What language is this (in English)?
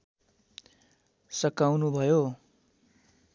Nepali